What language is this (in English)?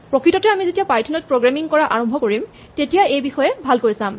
Assamese